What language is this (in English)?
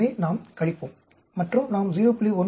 Tamil